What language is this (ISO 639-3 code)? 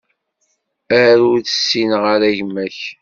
kab